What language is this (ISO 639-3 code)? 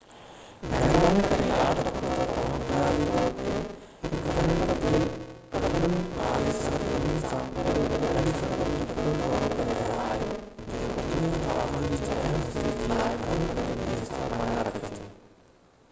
snd